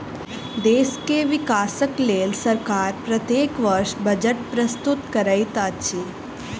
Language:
Maithili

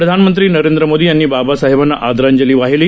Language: Marathi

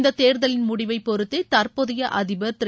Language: Tamil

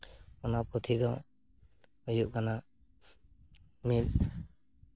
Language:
Santali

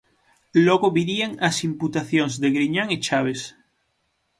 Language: Galician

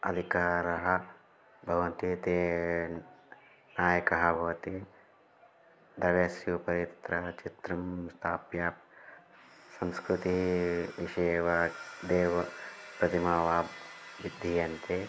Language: Sanskrit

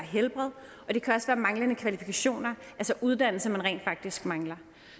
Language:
Danish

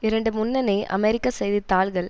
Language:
Tamil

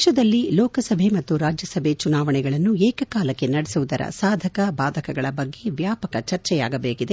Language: Kannada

